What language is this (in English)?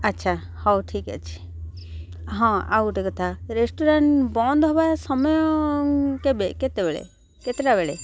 Odia